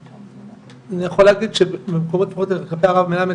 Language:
Hebrew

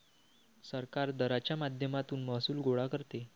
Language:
Marathi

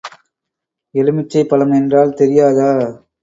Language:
Tamil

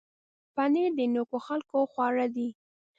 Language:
Pashto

